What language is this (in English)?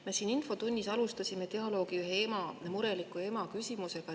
Estonian